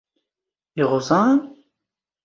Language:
Standard Moroccan Tamazight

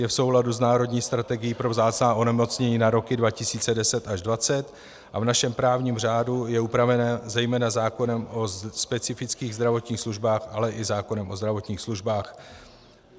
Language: Czech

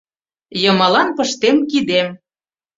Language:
Mari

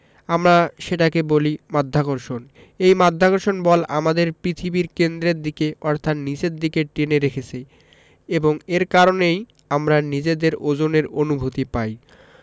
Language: Bangla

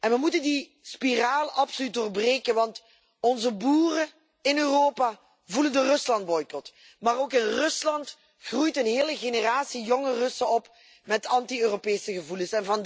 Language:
Dutch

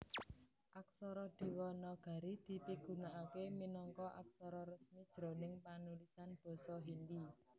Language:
Javanese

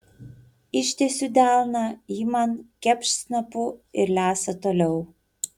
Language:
Lithuanian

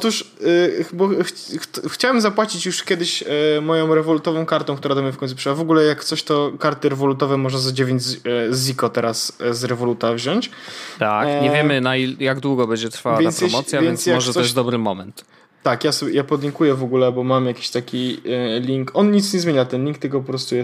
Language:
Polish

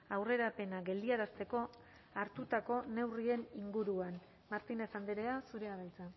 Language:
Basque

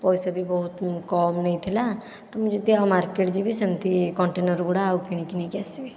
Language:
Odia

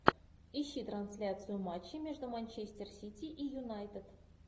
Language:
Russian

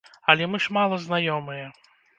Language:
Belarusian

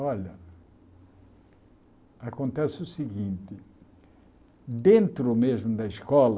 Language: Portuguese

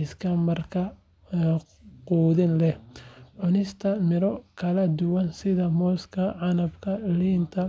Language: Somali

